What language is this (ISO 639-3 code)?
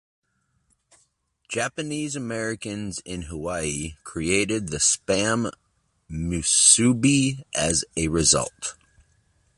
eng